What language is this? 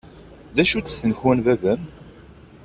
Kabyle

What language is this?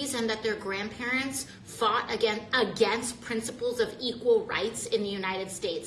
English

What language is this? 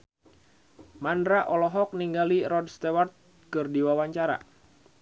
Sundanese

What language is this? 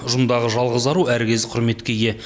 Kazakh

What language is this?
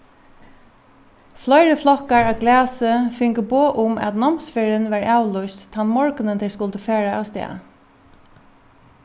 Faroese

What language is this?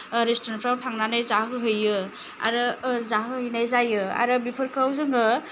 Bodo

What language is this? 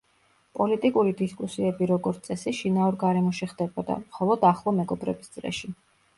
Georgian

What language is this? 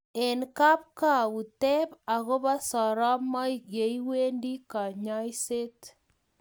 Kalenjin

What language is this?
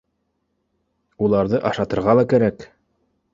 Bashkir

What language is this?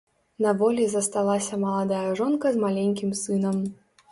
Belarusian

